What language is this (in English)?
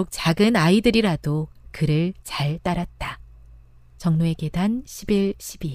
Korean